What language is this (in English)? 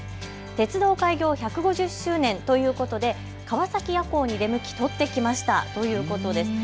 Japanese